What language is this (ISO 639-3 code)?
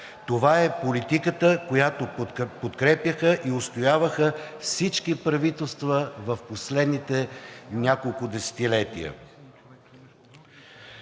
bul